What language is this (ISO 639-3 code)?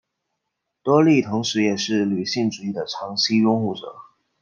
zho